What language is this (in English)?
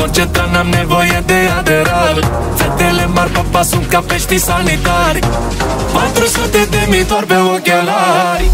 Romanian